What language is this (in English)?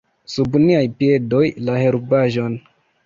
Esperanto